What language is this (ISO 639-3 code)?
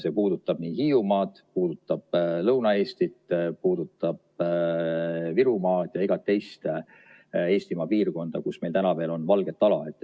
est